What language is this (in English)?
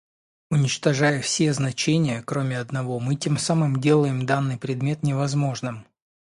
Russian